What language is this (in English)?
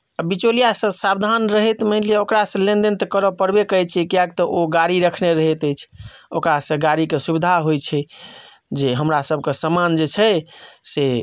Maithili